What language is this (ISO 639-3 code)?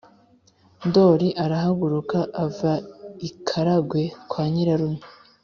kin